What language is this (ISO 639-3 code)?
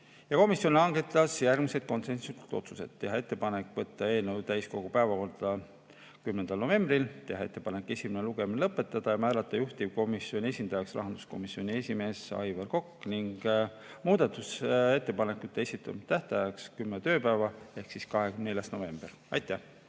est